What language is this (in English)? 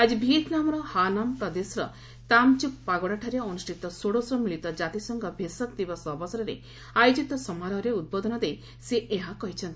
Odia